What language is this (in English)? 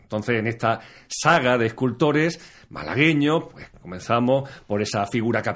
Spanish